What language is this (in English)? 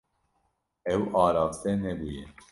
Kurdish